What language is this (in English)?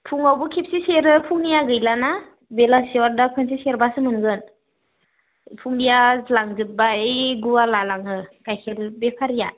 Bodo